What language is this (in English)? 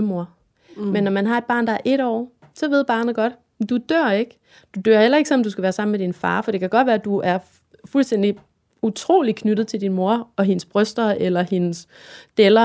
Danish